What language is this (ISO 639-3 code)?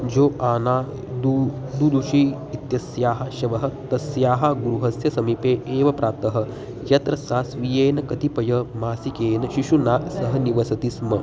san